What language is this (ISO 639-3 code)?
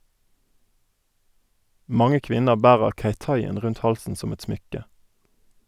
nor